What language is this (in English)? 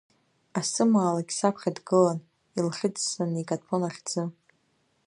Abkhazian